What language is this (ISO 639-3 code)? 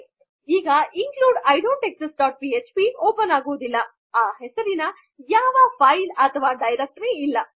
kan